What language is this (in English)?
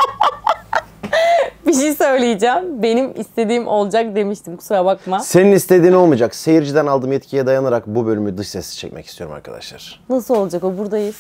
Turkish